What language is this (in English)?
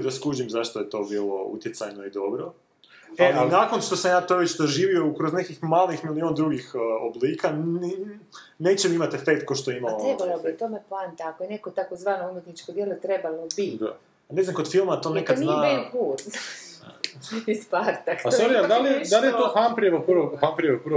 Croatian